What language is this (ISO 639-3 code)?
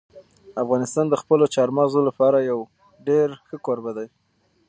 pus